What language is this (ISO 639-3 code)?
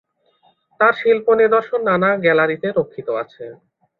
ben